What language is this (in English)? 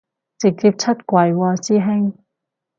Cantonese